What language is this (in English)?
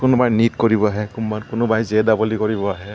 Assamese